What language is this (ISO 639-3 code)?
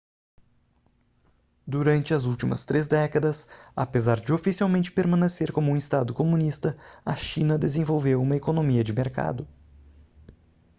por